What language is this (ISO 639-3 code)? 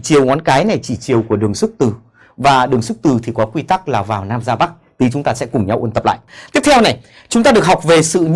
vie